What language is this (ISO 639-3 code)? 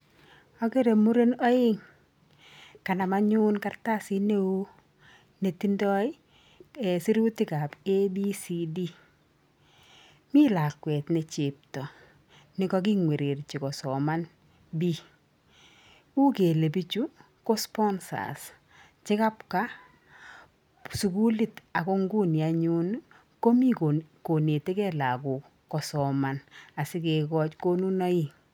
kln